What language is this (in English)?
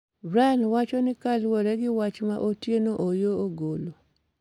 Luo (Kenya and Tanzania)